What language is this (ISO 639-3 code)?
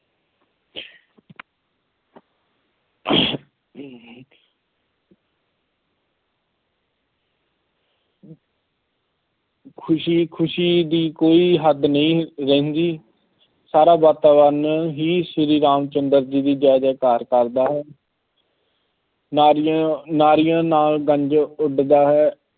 pan